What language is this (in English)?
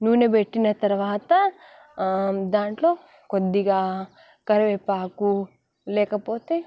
Telugu